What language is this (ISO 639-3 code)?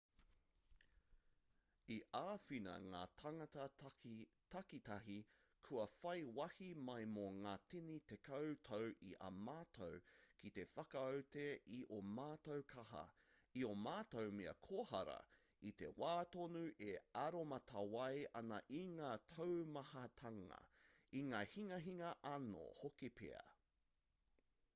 mri